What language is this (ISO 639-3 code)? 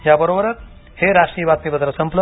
mar